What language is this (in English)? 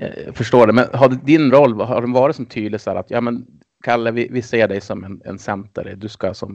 Swedish